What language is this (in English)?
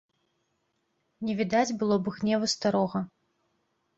Belarusian